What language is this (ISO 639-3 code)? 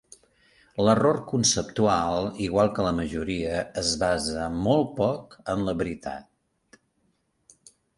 cat